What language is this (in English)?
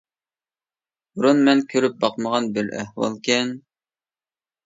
Uyghur